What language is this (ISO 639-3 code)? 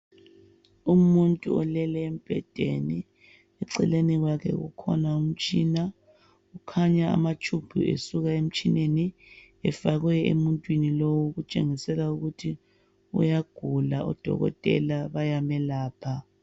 nde